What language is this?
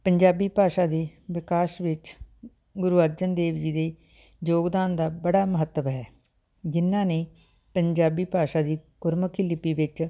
Punjabi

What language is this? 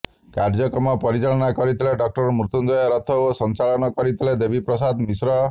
Odia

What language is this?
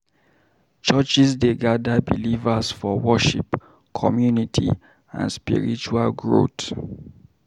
Nigerian Pidgin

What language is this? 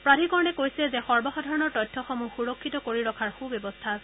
Assamese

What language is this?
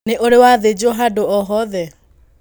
Kikuyu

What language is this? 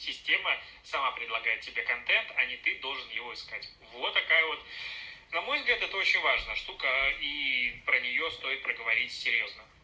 Russian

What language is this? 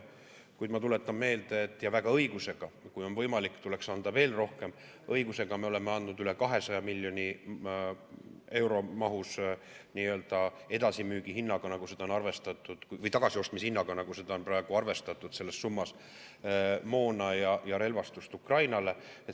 Estonian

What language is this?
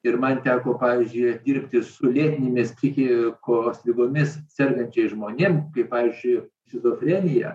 Lithuanian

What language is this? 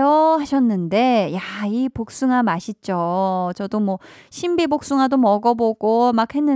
Korean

